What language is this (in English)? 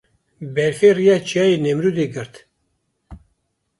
Kurdish